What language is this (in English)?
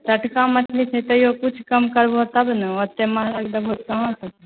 Maithili